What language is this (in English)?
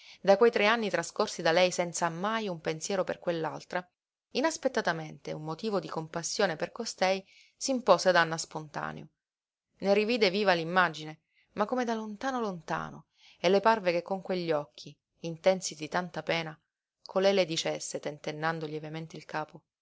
Italian